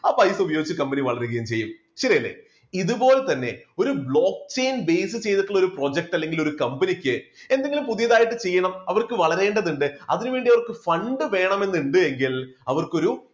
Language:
Malayalam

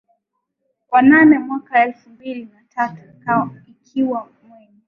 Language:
Swahili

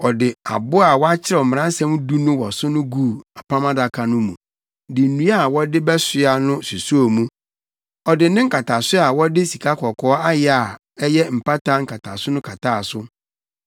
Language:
Akan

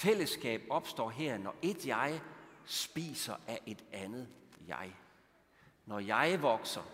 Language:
Danish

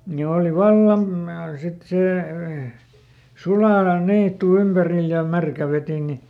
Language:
Finnish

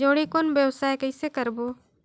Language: Chhattisgarhi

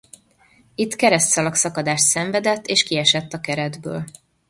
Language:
Hungarian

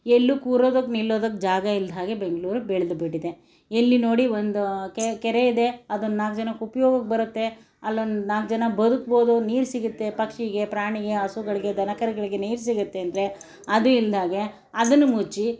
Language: Kannada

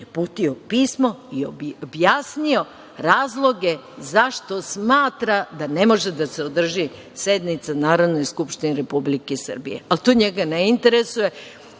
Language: Serbian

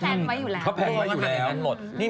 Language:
Thai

